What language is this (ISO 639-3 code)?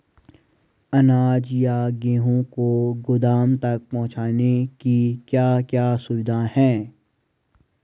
hin